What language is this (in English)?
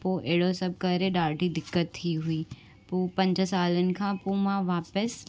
Sindhi